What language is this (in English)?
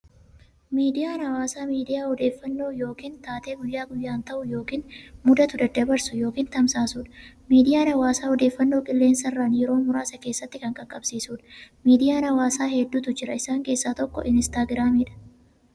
Oromo